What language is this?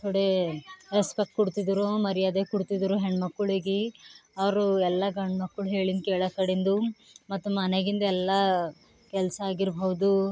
Kannada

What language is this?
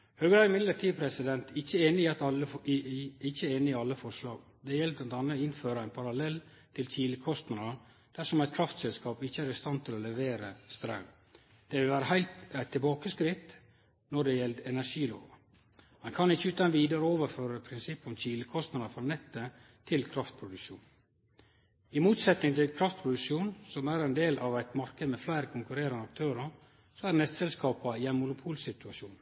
Norwegian Nynorsk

